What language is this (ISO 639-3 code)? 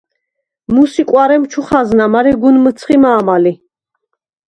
sva